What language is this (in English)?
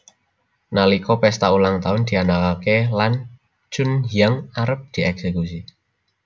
Javanese